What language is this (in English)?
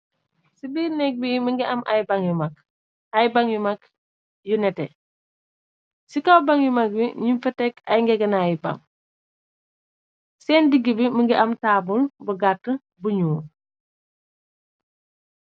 Wolof